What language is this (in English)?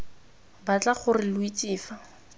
Tswana